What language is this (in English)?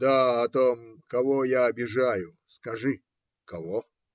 Russian